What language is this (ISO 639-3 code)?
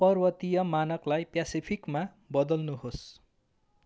nep